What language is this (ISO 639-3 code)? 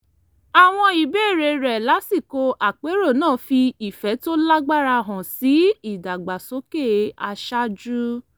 yor